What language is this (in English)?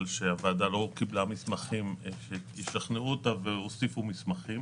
Hebrew